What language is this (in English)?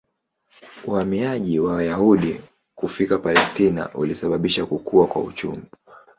Swahili